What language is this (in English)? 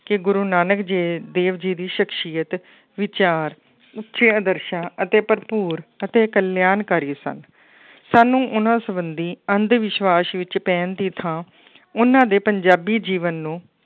Punjabi